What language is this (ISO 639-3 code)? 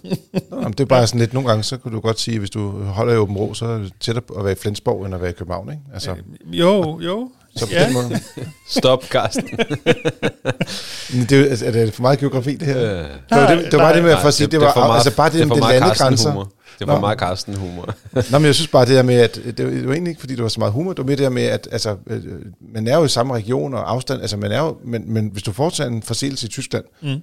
dan